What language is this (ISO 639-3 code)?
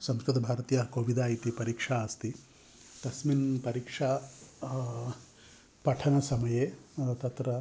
san